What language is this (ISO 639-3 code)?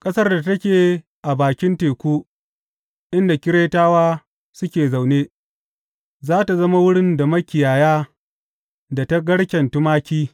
hau